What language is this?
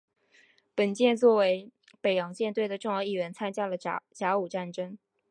Chinese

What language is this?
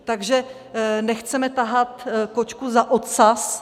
Czech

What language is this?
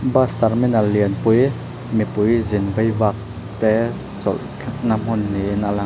Mizo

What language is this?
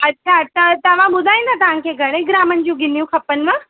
Sindhi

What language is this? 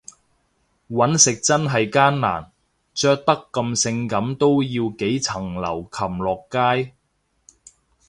Cantonese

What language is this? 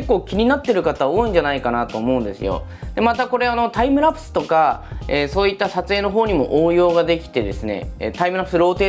Japanese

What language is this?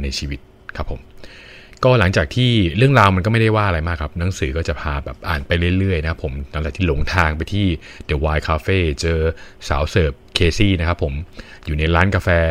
Thai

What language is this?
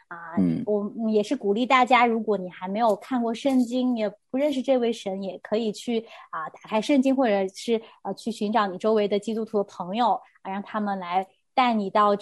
Chinese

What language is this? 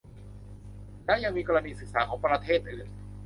Thai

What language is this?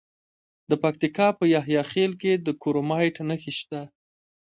Pashto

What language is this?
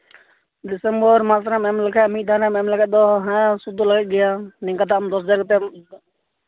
Santali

